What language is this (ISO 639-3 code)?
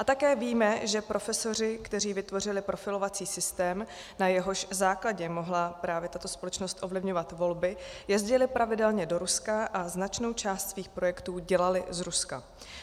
ces